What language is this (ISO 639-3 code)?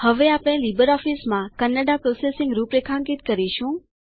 guj